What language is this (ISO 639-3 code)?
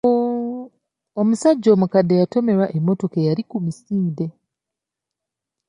lug